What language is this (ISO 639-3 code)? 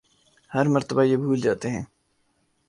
urd